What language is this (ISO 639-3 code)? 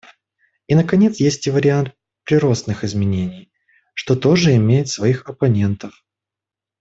rus